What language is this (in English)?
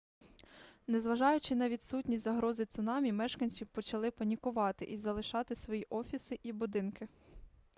Ukrainian